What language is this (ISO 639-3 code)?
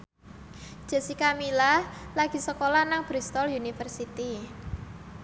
jav